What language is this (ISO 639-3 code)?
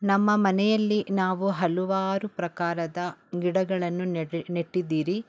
kan